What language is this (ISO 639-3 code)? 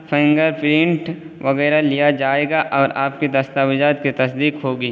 urd